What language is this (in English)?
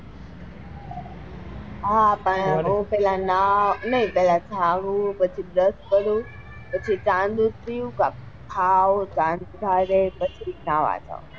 Gujarati